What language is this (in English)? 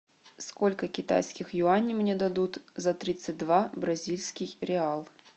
Russian